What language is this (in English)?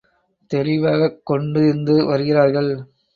Tamil